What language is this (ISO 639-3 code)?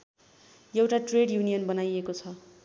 nep